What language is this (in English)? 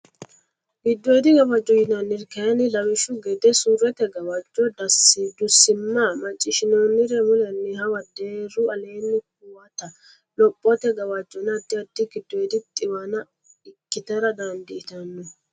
Sidamo